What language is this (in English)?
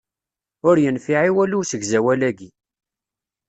Kabyle